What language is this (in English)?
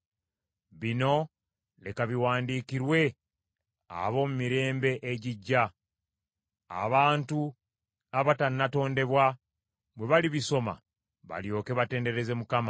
Ganda